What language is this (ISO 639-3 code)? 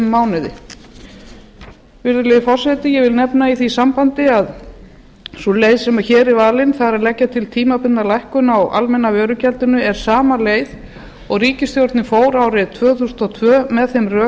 isl